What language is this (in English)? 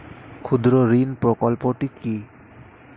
Bangla